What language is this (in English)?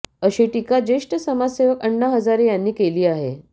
Marathi